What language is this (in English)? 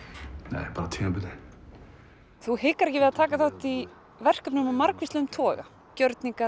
Icelandic